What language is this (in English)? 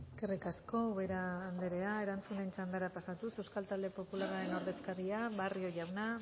Basque